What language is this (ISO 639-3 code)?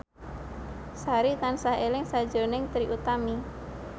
jav